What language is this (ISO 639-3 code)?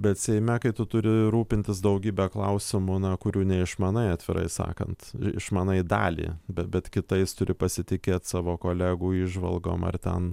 lit